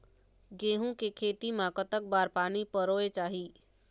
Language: Chhattisgarhi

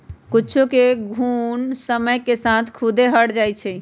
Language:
Magahi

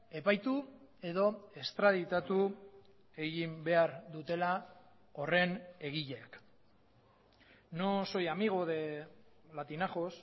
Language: Basque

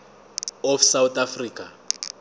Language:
Zulu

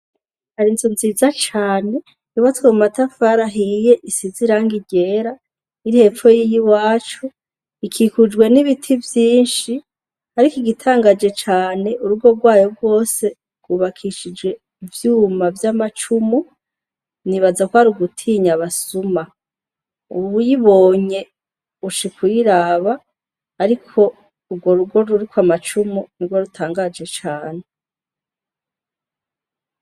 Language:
Rundi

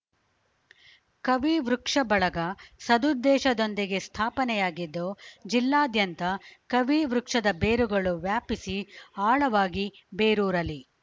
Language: Kannada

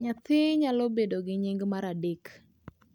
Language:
Luo (Kenya and Tanzania)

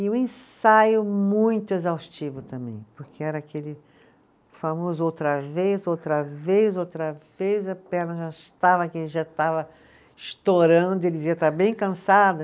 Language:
Portuguese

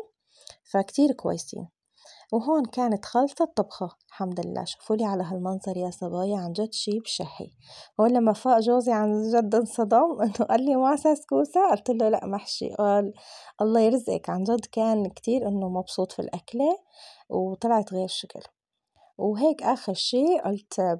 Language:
Arabic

